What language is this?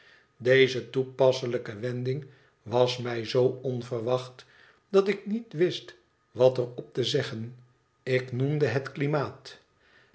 Dutch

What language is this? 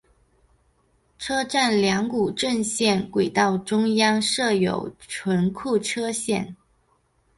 Chinese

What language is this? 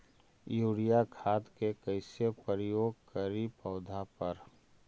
Magahi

